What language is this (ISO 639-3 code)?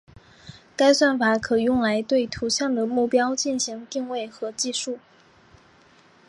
zho